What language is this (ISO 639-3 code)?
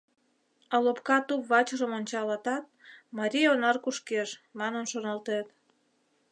chm